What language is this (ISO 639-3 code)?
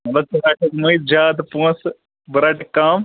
kas